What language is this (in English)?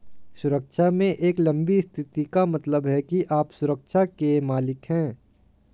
Hindi